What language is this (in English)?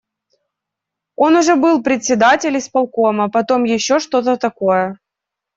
Russian